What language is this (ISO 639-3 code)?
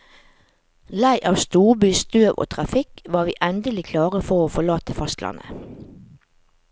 nor